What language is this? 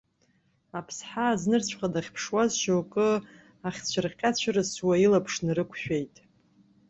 Abkhazian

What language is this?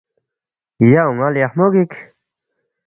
Balti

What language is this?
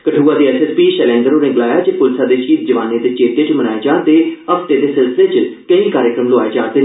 Dogri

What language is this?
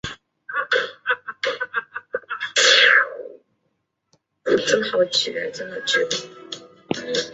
Chinese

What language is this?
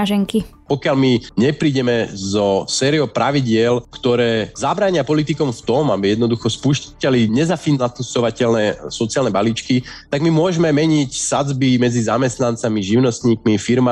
Slovak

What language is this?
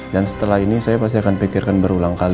Indonesian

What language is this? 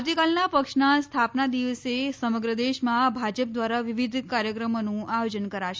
Gujarati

